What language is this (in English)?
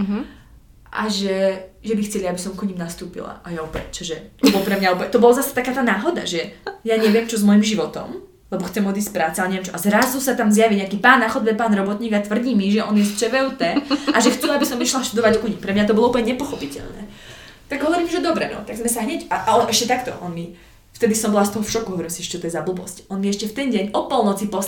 Slovak